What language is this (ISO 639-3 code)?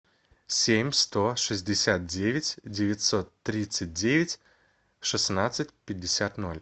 rus